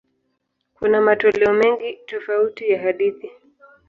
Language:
Swahili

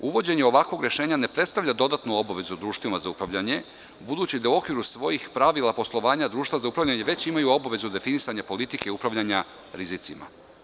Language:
Serbian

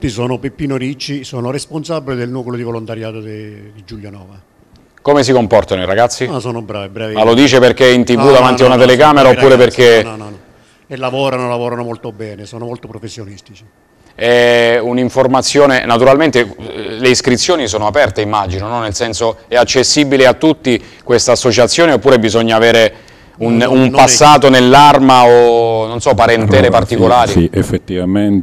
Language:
Italian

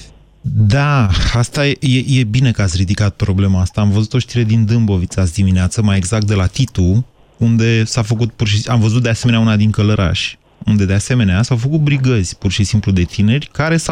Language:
Romanian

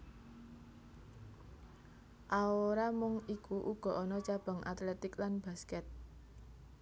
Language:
Javanese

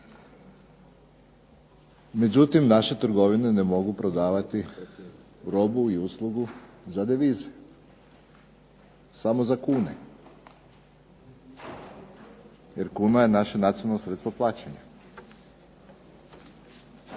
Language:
Croatian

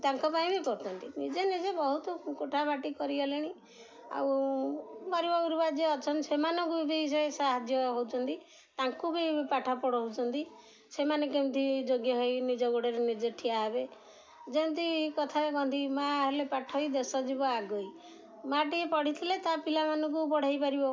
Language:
Odia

